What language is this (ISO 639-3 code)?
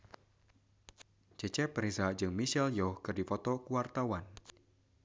sun